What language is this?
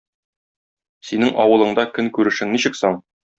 Tatar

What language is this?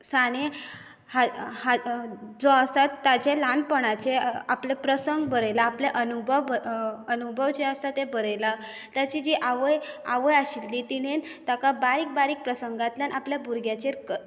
Konkani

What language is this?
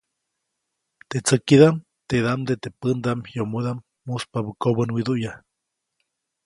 Copainalá Zoque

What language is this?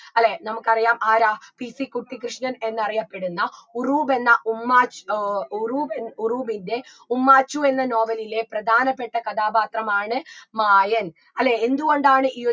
Malayalam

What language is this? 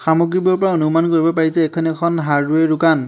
Assamese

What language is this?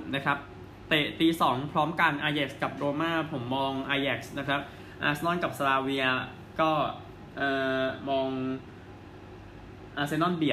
Thai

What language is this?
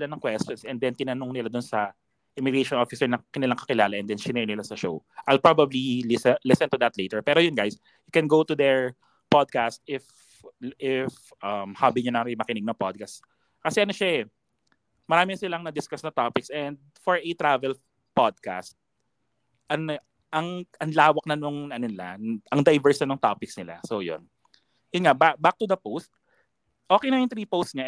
Filipino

